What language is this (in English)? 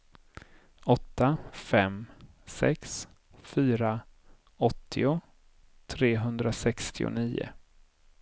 Swedish